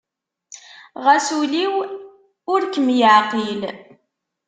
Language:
Kabyle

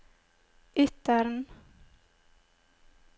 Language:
Norwegian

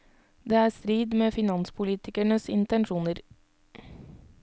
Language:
Norwegian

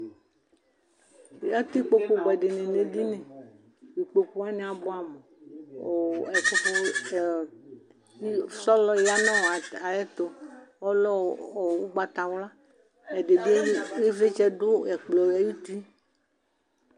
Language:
Ikposo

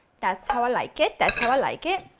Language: English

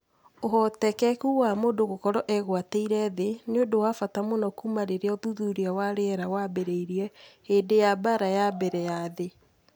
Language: Kikuyu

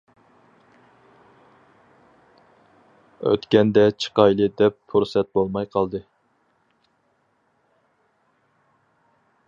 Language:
Uyghur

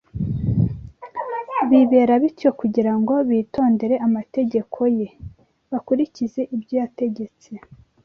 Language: Kinyarwanda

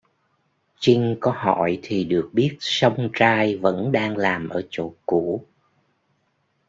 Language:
Vietnamese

